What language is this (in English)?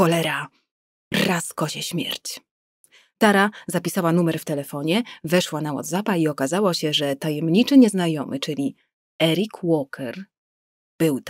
Polish